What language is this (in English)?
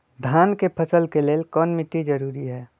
Magahi